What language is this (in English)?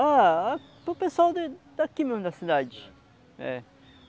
Portuguese